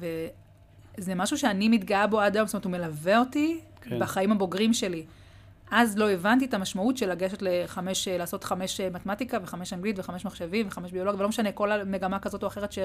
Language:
Hebrew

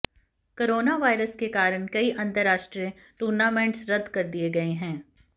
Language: Hindi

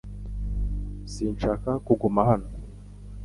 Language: Kinyarwanda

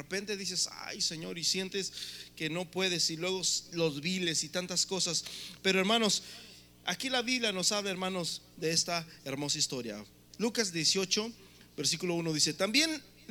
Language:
Spanish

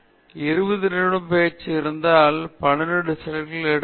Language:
Tamil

